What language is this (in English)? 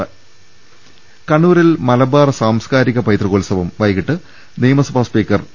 Malayalam